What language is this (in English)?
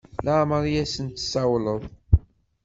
Kabyle